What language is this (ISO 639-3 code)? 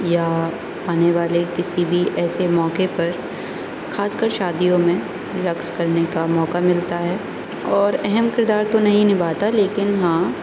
urd